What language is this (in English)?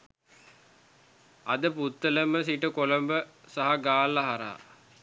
Sinhala